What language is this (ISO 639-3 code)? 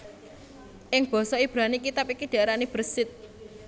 jav